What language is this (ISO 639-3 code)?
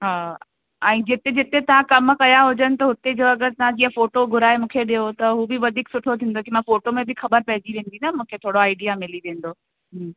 snd